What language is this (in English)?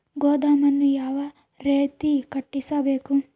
Kannada